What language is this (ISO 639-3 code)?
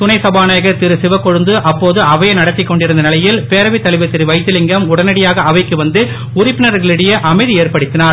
tam